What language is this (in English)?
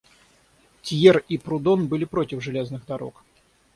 Russian